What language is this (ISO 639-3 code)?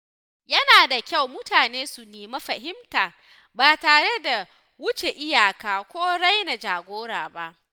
hau